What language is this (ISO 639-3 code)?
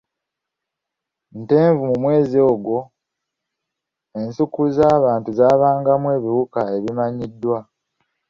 lug